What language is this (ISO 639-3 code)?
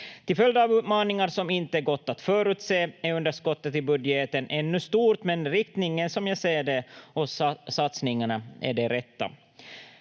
fin